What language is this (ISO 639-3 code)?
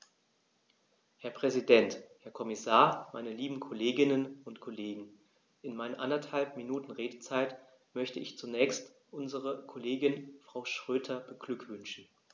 deu